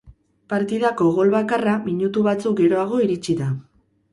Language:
Basque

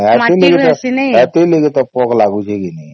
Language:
Odia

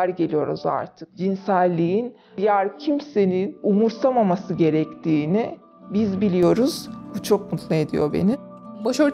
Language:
Turkish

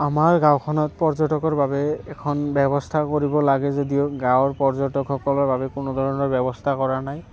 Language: Assamese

